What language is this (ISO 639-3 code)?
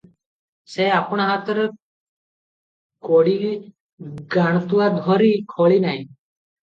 ori